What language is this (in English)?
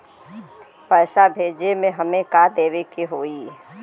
Bhojpuri